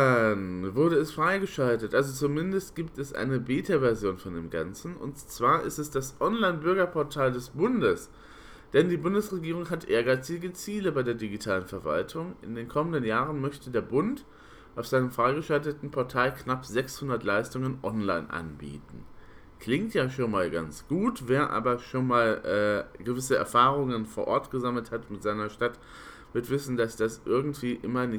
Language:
German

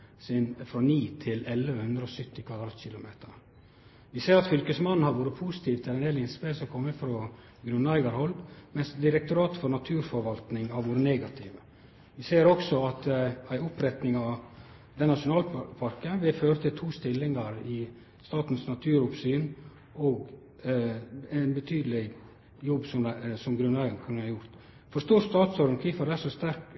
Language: Norwegian Nynorsk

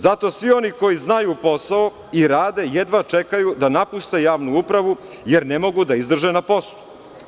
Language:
Serbian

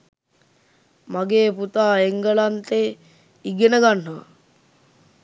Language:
Sinhala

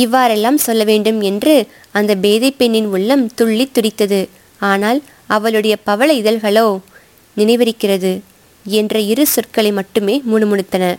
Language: Tamil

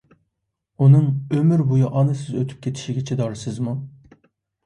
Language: Uyghur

